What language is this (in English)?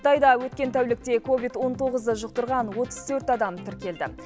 Kazakh